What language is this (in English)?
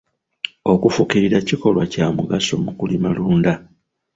Ganda